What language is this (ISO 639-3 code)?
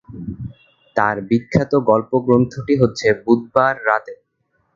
ben